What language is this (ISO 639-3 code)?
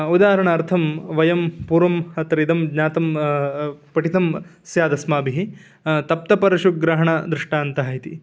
san